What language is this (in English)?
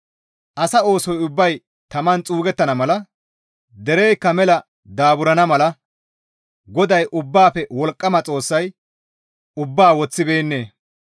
Gamo